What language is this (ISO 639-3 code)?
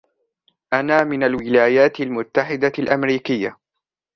ara